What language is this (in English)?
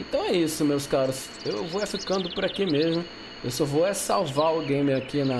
Portuguese